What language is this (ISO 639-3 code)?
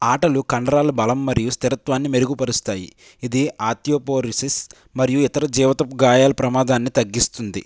tel